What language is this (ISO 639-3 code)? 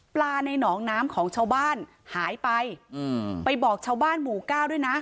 tha